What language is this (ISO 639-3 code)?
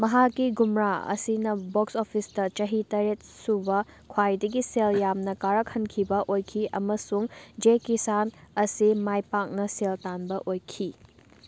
mni